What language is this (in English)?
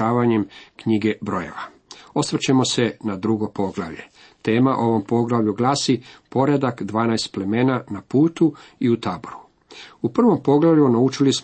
Croatian